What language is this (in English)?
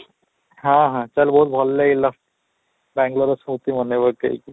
Odia